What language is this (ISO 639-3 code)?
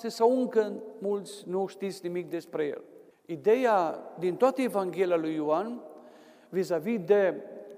ron